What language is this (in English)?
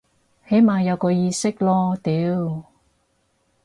Cantonese